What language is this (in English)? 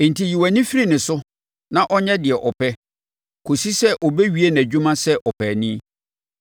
Akan